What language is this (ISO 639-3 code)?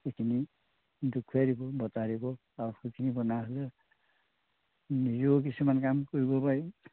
asm